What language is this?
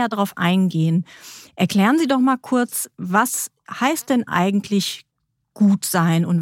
German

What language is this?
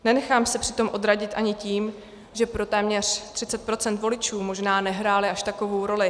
Czech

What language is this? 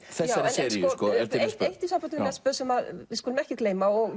Icelandic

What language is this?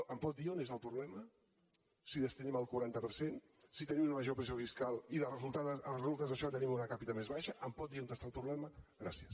Catalan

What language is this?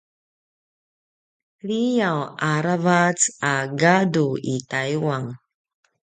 Paiwan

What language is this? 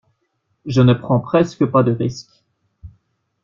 French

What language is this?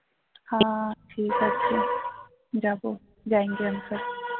Bangla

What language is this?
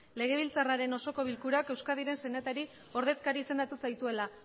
Basque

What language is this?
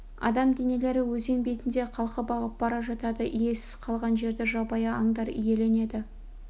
Kazakh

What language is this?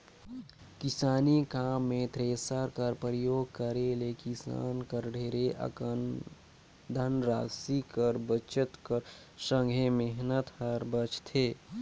Chhattisgarhi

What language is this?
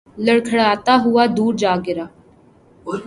Urdu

